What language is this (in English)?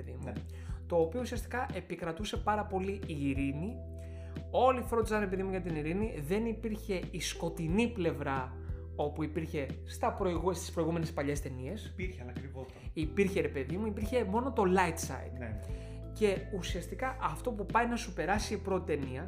Greek